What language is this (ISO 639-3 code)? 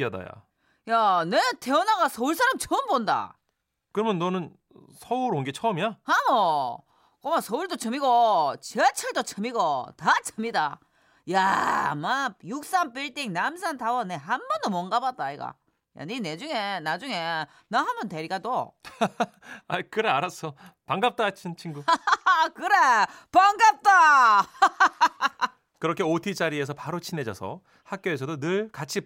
kor